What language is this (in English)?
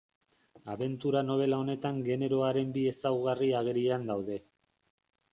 Basque